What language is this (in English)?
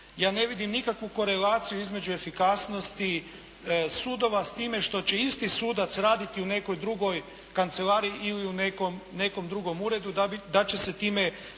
Croatian